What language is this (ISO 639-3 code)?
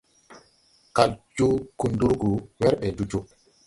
tui